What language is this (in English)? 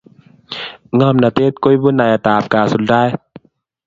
Kalenjin